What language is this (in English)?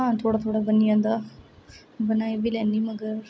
Dogri